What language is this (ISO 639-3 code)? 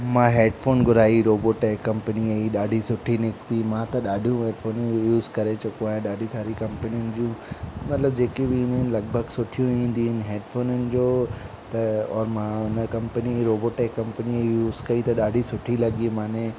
snd